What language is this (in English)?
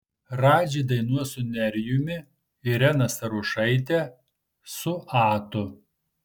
Lithuanian